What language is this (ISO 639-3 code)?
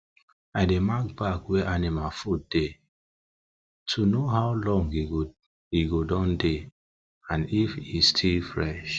pcm